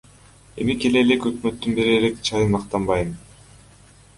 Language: Kyrgyz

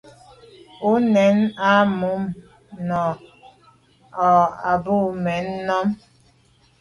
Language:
Medumba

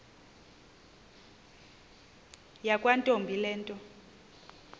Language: Xhosa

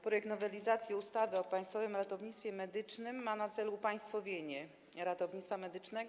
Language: Polish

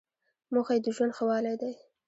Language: Pashto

